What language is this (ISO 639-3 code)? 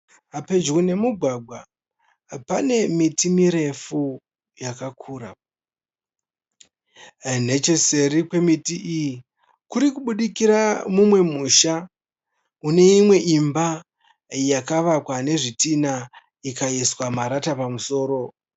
sna